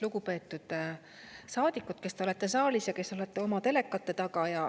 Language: Estonian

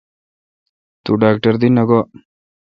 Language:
Kalkoti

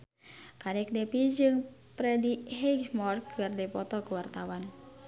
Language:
Sundanese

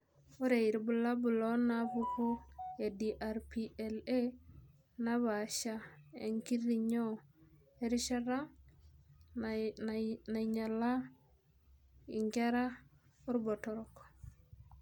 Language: Masai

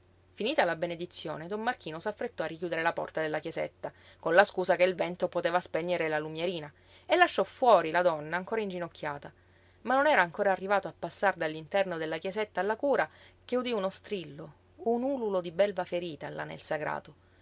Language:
Italian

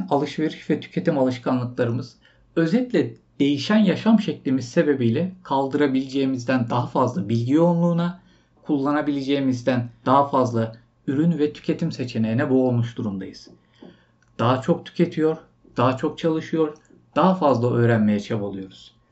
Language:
Turkish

